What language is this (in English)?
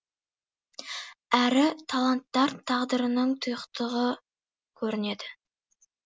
Kazakh